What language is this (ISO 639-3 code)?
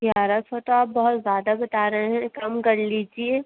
urd